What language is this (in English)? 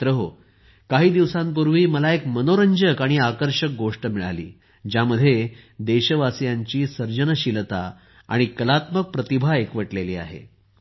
Marathi